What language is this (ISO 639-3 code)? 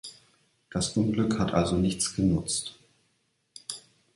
deu